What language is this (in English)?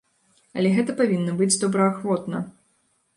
Belarusian